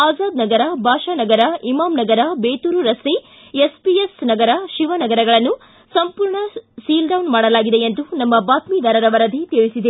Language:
Kannada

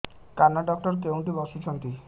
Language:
Odia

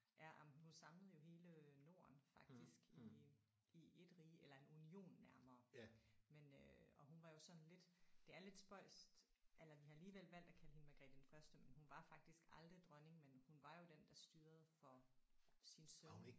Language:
Danish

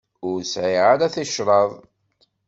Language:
Kabyle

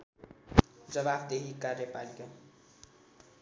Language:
Nepali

